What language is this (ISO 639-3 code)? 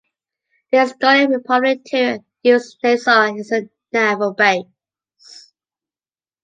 eng